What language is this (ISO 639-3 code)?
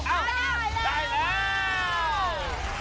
tha